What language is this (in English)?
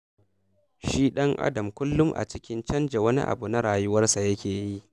Hausa